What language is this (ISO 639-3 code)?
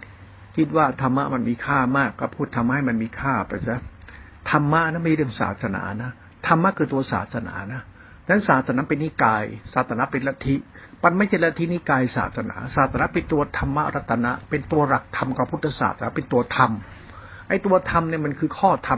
tha